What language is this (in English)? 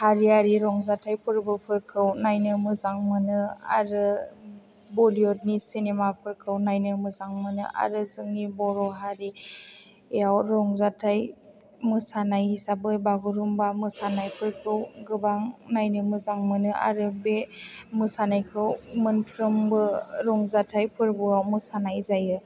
Bodo